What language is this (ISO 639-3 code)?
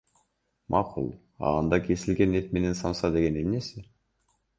kir